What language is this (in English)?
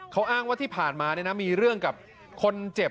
Thai